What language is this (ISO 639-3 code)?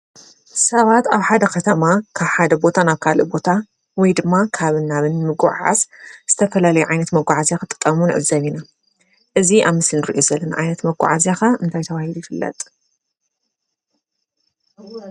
tir